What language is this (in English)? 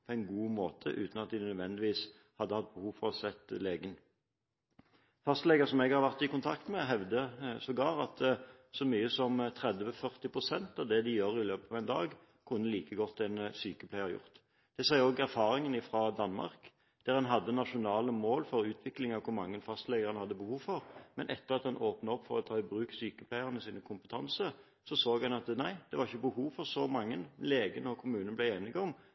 Norwegian Bokmål